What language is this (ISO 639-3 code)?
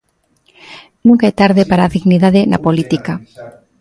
glg